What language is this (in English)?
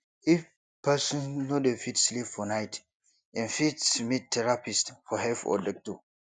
Nigerian Pidgin